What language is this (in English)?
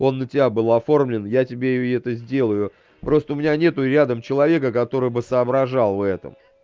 Russian